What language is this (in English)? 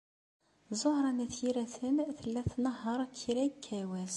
Kabyle